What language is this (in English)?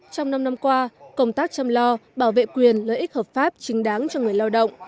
Vietnamese